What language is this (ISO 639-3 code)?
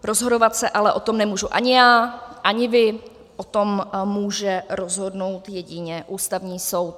ces